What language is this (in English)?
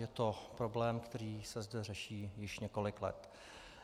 Czech